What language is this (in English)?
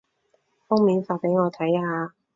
Cantonese